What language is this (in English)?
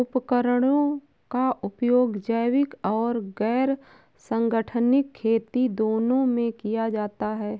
Hindi